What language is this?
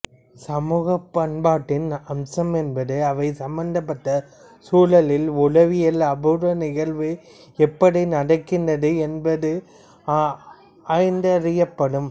Tamil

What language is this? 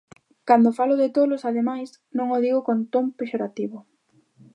Galician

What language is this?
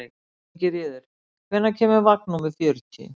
Icelandic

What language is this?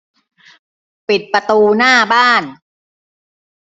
Thai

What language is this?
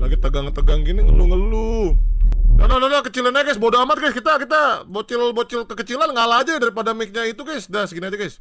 Indonesian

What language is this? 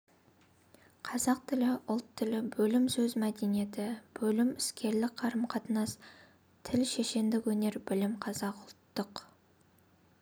Kazakh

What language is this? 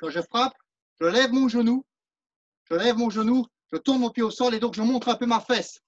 French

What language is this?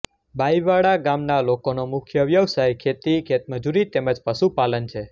Gujarati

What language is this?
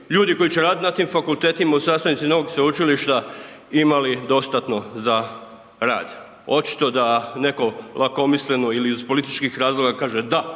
Croatian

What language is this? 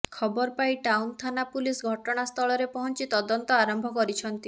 Odia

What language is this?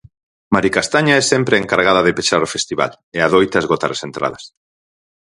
Galician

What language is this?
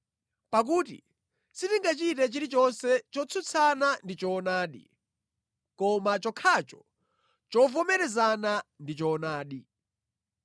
Nyanja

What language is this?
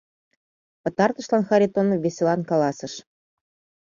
Mari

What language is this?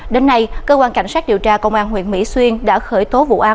Vietnamese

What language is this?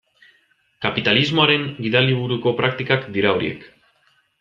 Basque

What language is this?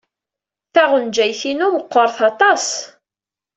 Kabyle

